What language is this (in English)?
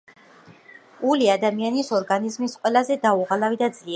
Georgian